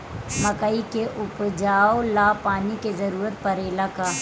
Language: Bhojpuri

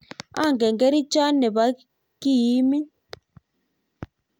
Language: Kalenjin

